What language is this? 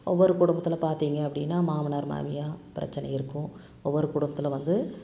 Tamil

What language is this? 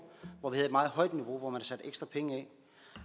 Danish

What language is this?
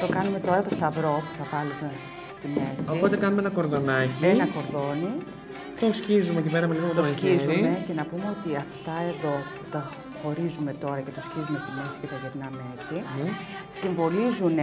Greek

